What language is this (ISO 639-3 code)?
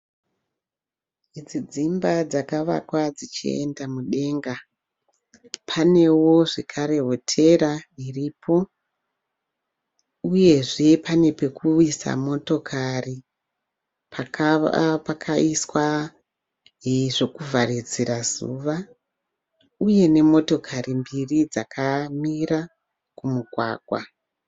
sna